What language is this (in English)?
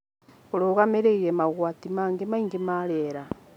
Kikuyu